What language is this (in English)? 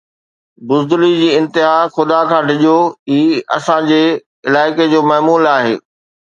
Sindhi